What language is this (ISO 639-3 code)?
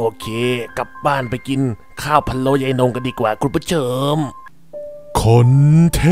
tha